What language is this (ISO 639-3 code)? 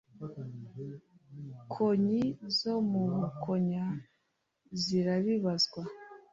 kin